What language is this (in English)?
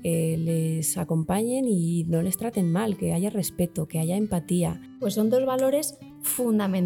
Spanish